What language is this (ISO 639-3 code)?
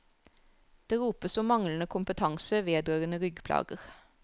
nor